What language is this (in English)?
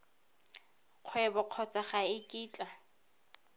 Tswana